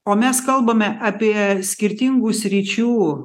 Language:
Lithuanian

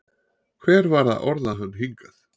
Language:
Icelandic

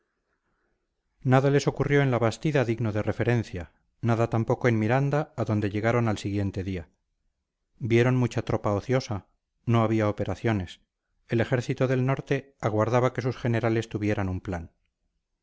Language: Spanish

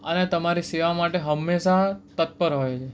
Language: Gujarati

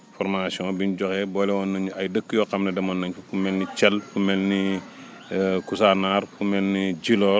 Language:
Wolof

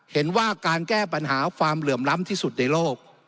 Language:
Thai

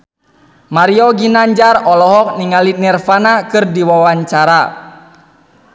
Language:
Sundanese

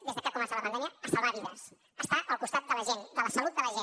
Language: Catalan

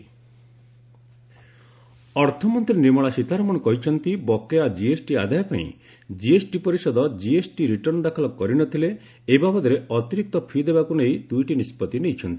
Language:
Odia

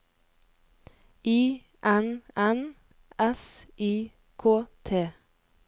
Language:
Norwegian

